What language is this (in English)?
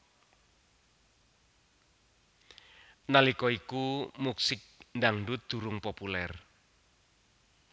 Javanese